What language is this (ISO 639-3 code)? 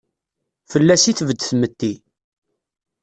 kab